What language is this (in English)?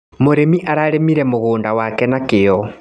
Kikuyu